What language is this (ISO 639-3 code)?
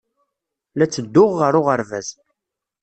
kab